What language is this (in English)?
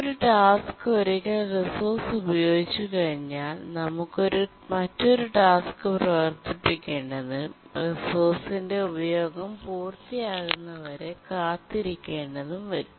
Malayalam